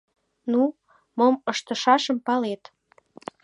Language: Mari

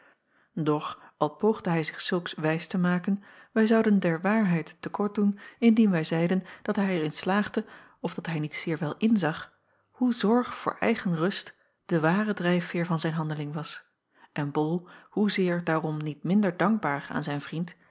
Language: Dutch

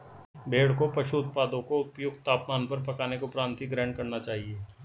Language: Hindi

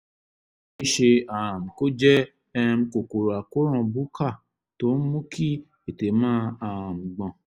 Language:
Yoruba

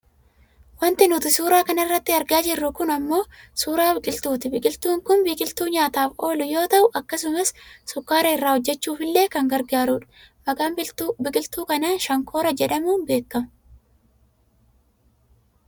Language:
Oromo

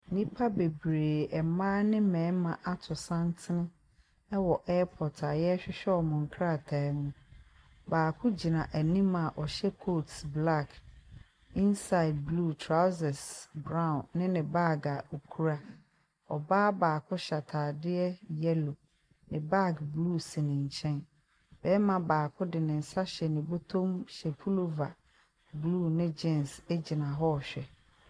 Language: Akan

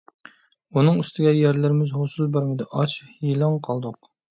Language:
Uyghur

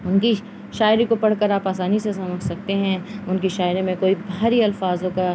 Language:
Urdu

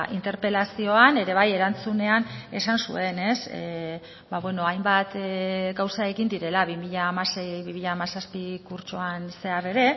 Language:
Basque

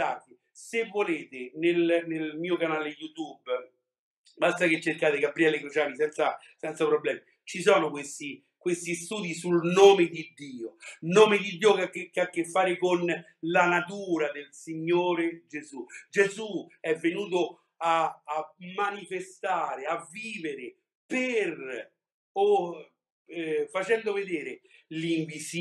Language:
Italian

